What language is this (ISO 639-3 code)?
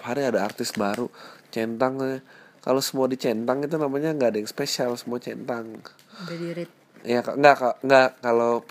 ind